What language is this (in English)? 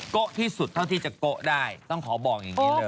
Thai